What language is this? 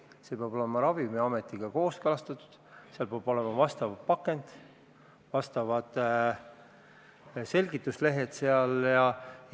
Estonian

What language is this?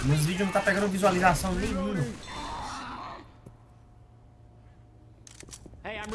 Portuguese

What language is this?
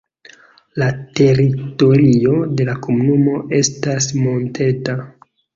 Esperanto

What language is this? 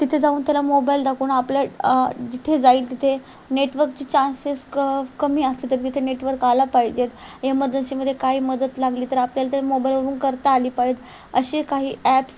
Marathi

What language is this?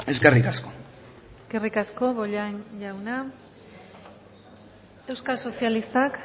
Basque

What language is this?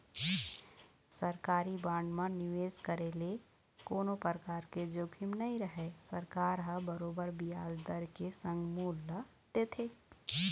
Chhattisgarhi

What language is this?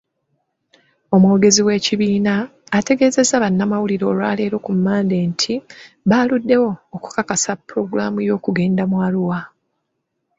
Ganda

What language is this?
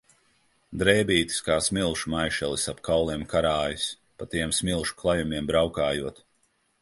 Latvian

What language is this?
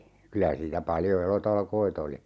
Finnish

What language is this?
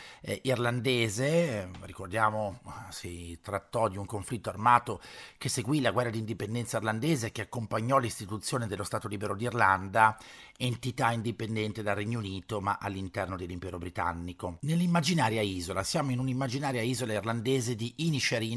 Italian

